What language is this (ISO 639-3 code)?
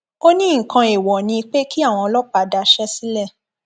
yor